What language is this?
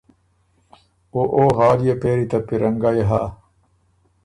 Ormuri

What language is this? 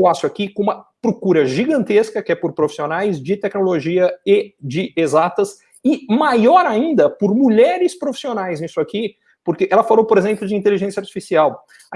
Portuguese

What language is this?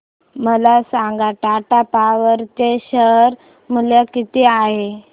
Marathi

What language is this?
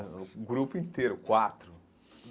Portuguese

